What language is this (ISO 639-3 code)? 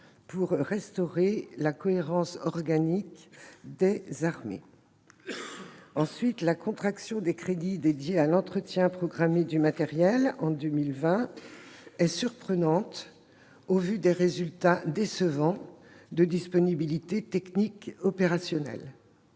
fra